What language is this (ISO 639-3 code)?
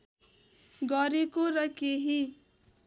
nep